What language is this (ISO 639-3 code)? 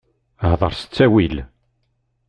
kab